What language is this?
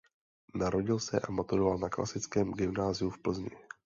Czech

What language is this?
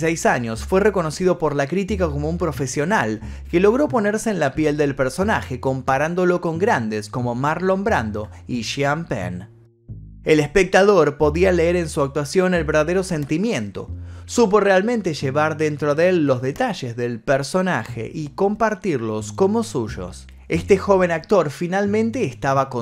Spanish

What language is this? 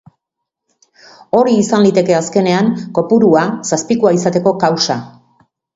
Basque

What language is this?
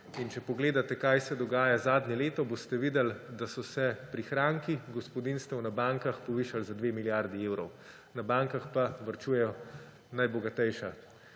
Slovenian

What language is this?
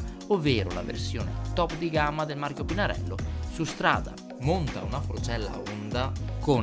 Italian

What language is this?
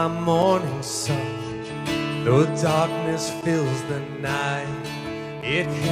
English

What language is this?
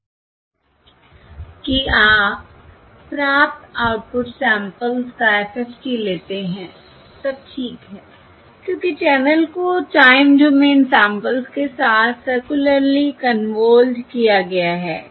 Hindi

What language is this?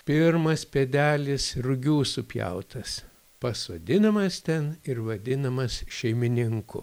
Lithuanian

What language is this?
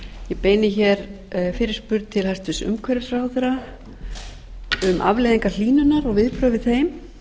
Icelandic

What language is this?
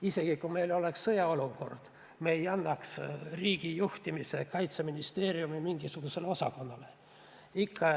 Estonian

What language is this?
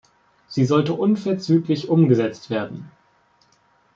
German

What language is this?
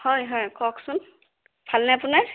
Assamese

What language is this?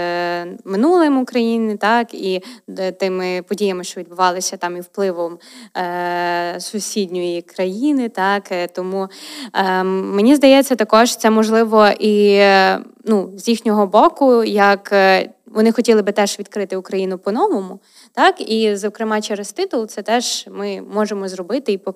Ukrainian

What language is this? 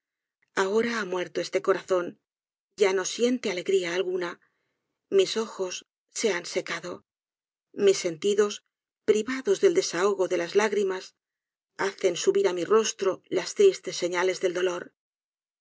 Spanish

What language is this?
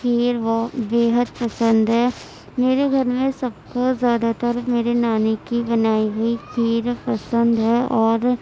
Urdu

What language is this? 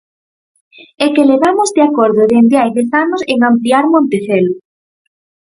Galician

